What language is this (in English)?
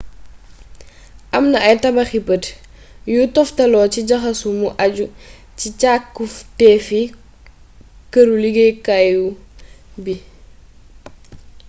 Wolof